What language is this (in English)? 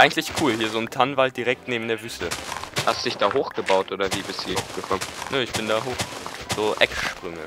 German